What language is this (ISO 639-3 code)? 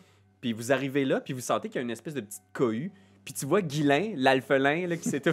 fra